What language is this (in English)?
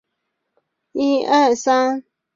Chinese